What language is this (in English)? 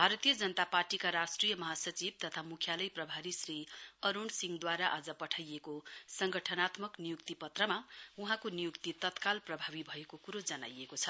Nepali